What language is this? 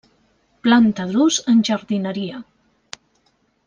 Catalan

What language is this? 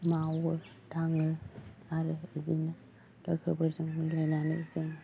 Bodo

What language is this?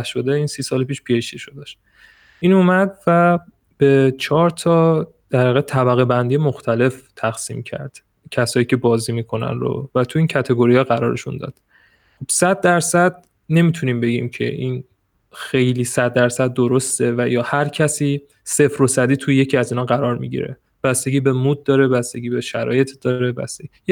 Persian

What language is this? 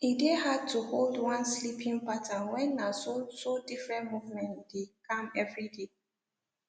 Nigerian Pidgin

